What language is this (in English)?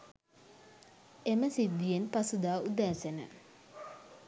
Sinhala